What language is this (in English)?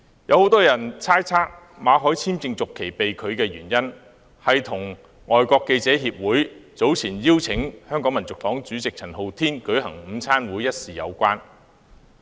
Cantonese